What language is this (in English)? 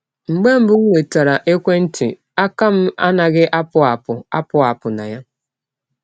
Igbo